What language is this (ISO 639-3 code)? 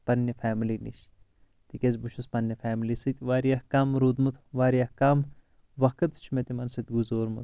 kas